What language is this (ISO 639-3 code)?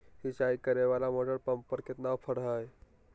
mag